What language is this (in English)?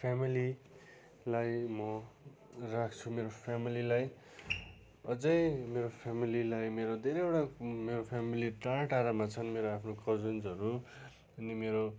Nepali